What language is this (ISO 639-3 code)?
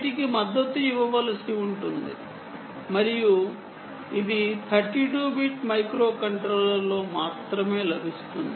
tel